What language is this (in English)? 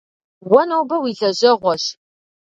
Kabardian